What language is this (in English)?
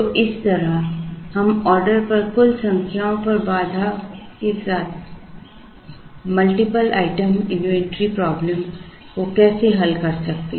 Hindi